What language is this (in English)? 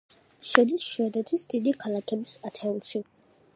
Georgian